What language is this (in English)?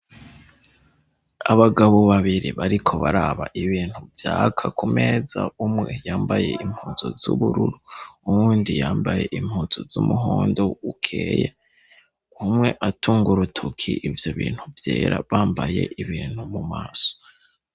Rundi